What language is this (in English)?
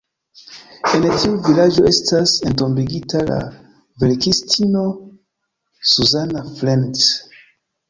Esperanto